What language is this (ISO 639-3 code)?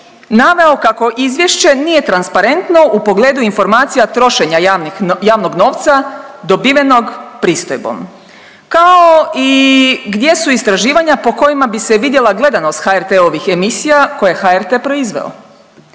hrv